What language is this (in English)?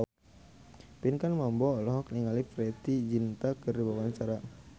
Sundanese